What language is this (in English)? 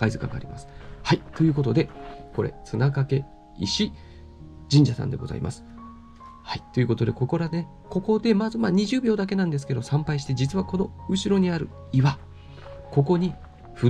Japanese